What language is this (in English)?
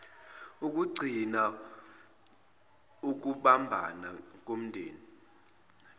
Zulu